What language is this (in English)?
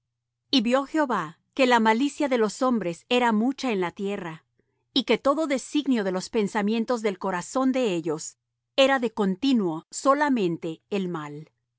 Spanish